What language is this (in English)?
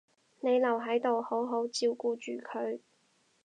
Cantonese